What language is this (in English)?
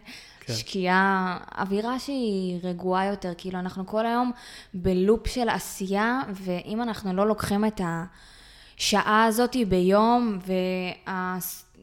Hebrew